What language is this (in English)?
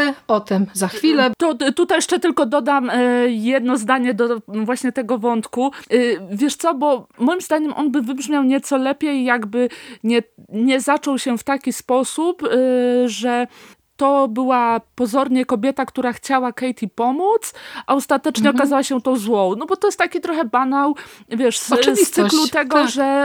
Polish